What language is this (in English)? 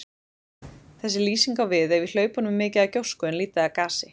Icelandic